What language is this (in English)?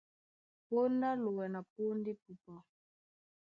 Duala